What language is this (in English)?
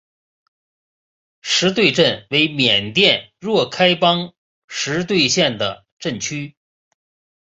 Chinese